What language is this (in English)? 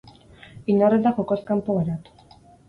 Basque